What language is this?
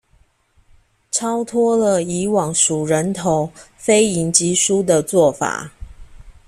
Chinese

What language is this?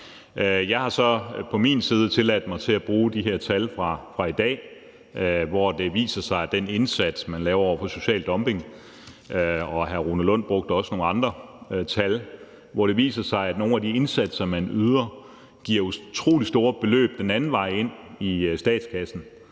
Danish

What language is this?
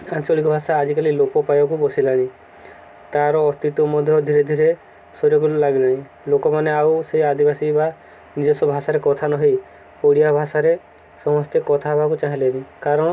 Odia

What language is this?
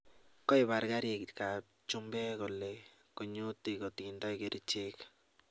Kalenjin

